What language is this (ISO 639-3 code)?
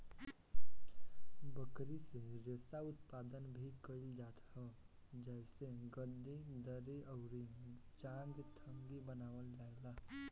bho